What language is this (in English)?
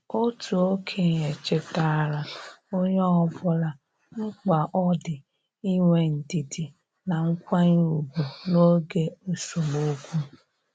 Igbo